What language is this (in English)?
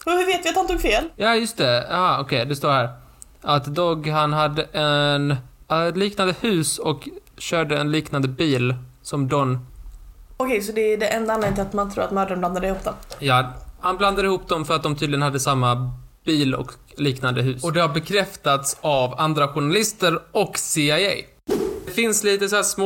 Swedish